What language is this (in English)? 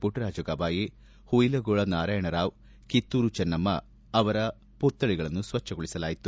Kannada